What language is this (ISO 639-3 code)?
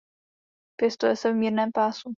ces